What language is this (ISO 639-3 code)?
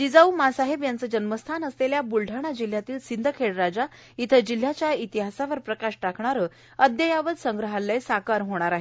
mar